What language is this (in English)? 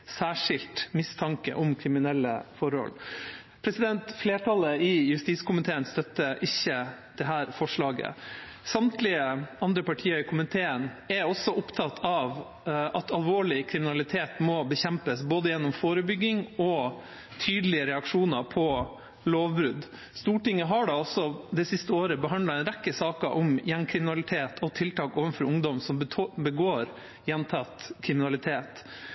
Norwegian Bokmål